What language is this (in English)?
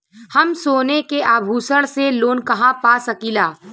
Bhojpuri